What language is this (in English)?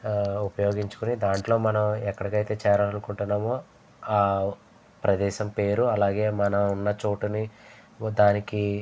Telugu